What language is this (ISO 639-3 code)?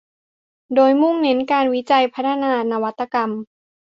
tha